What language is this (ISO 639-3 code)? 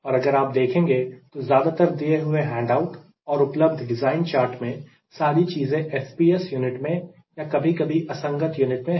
hin